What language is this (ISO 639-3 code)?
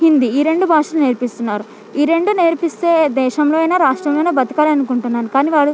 tel